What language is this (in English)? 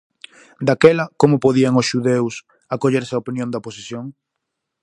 Galician